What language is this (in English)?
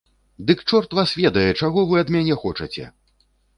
Belarusian